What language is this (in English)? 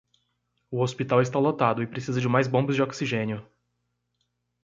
Portuguese